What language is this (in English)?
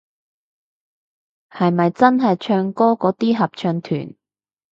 Cantonese